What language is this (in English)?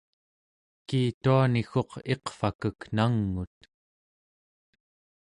Central Yupik